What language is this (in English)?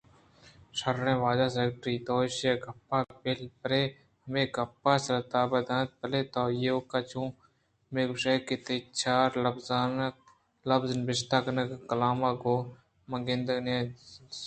Eastern Balochi